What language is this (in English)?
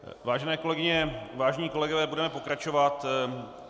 Czech